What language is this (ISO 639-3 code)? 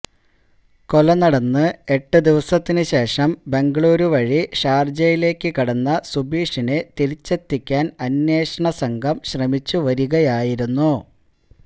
mal